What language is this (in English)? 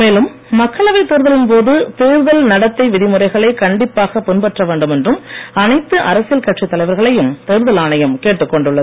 Tamil